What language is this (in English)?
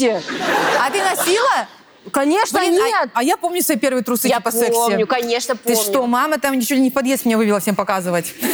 Russian